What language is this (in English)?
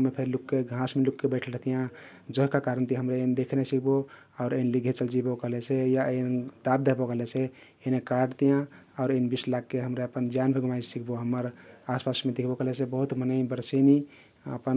Kathoriya Tharu